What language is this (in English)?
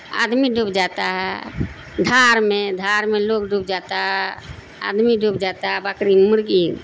Urdu